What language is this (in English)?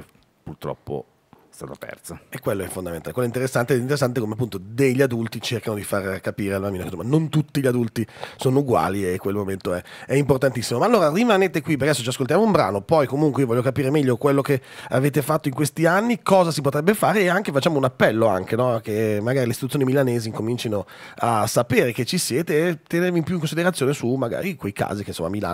Italian